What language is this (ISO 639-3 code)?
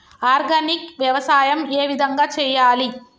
tel